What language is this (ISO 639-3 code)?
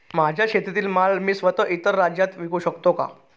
mar